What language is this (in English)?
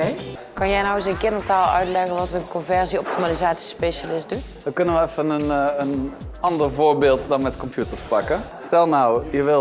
Dutch